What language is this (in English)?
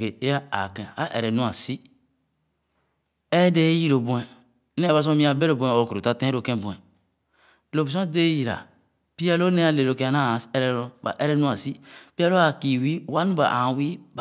Khana